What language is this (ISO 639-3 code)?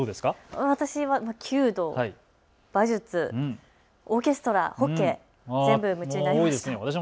jpn